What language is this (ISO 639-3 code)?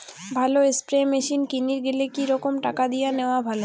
ben